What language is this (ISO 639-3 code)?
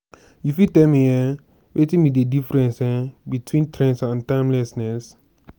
pcm